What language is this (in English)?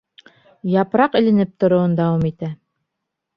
Bashkir